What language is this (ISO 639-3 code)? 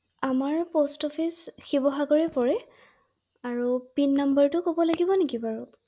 asm